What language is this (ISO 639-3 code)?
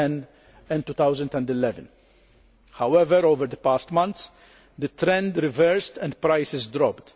eng